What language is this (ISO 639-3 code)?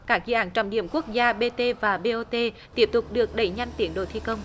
vie